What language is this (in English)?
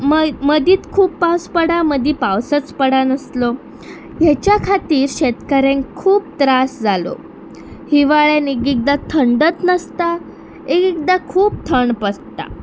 Konkani